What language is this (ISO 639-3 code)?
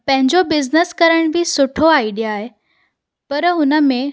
snd